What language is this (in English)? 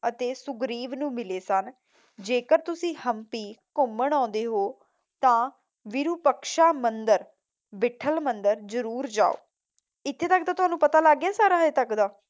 Punjabi